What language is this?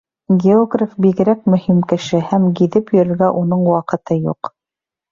Bashkir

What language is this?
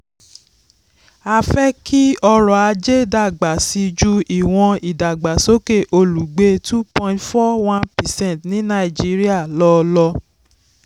Yoruba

